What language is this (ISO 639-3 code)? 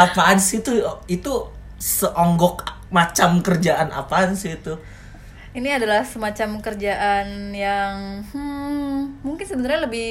ind